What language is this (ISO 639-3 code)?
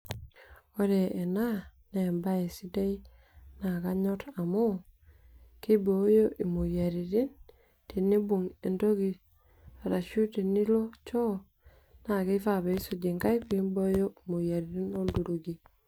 mas